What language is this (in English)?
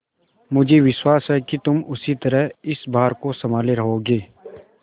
Hindi